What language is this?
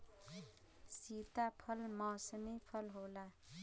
Bhojpuri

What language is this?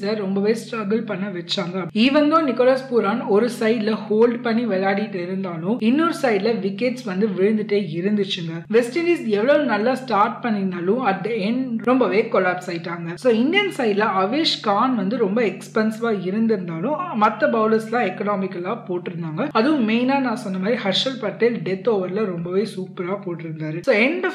Tamil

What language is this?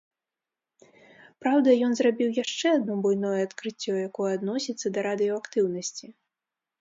Belarusian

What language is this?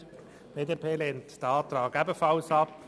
Swiss German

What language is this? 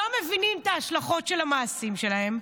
Hebrew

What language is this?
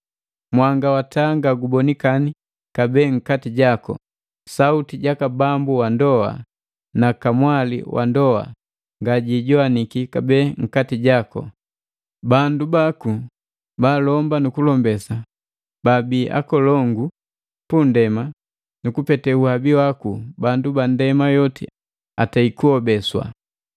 Matengo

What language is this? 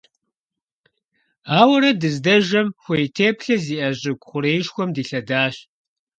Kabardian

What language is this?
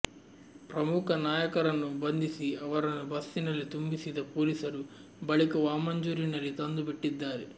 Kannada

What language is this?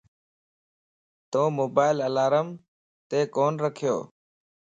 Lasi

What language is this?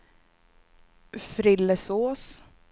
Swedish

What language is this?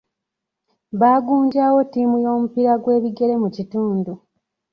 Ganda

